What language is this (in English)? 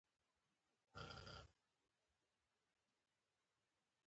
Pashto